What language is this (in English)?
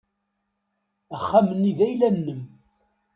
Kabyle